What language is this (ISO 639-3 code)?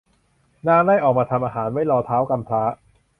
tha